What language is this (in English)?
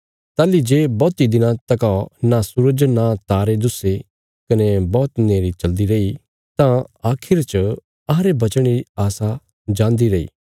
Bilaspuri